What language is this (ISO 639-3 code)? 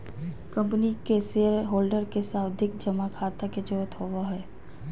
mag